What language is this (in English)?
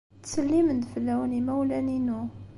Kabyle